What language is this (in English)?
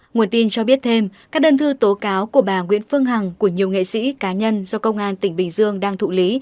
Vietnamese